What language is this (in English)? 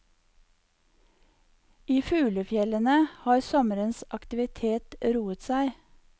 Norwegian